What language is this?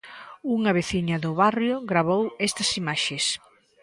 Galician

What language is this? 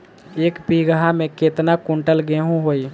Bhojpuri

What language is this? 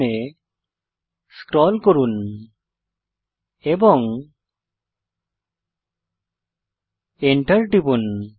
Bangla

